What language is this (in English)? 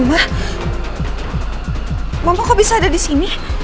Indonesian